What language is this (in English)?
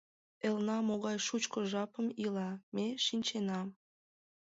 Mari